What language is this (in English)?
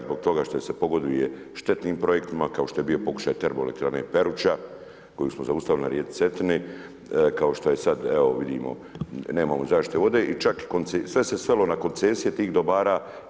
Croatian